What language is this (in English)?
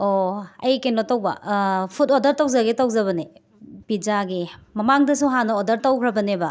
Manipuri